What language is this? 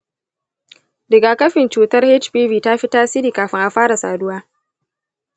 Hausa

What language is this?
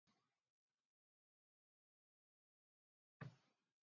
Basque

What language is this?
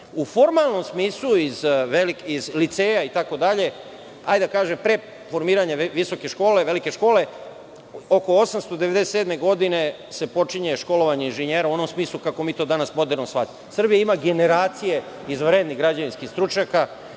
Serbian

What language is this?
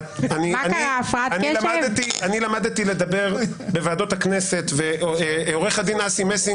Hebrew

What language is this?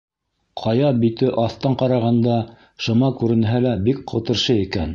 Bashkir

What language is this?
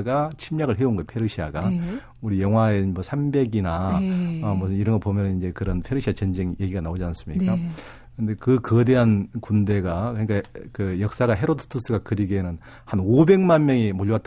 Korean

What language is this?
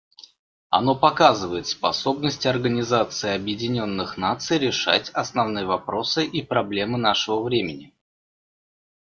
Russian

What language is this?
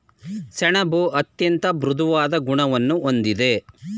Kannada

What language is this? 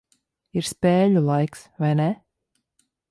Latvian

